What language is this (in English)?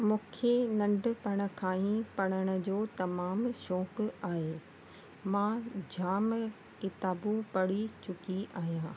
Sindhi